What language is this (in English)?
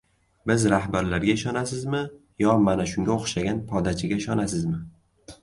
Uzbek